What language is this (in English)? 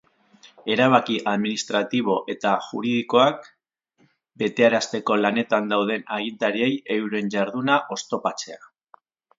Basque